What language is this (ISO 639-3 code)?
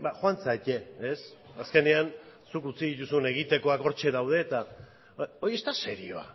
eus